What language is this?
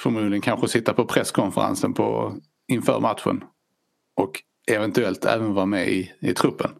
Swedish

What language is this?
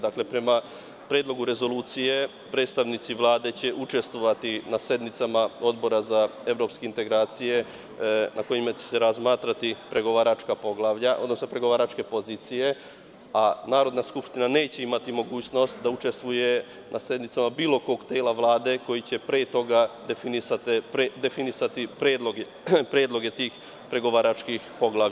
Serbian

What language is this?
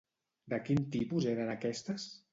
Catalan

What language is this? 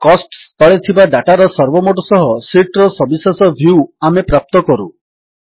Odia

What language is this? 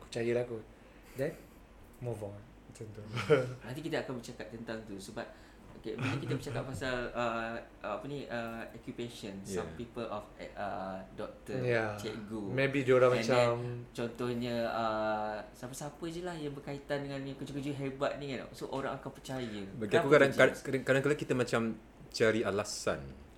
Malay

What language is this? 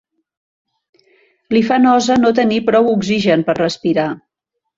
Catalan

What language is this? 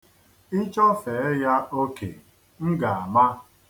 Igbo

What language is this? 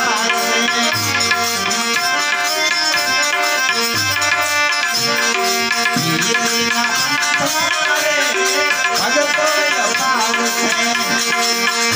Arabic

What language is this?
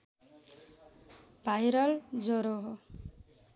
Nepali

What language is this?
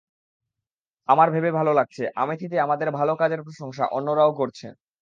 Bangla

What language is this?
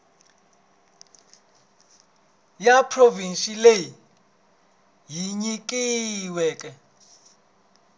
Tsonga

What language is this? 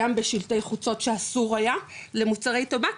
Hebrew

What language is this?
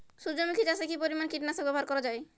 Bangla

